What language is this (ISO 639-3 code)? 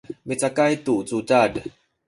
szy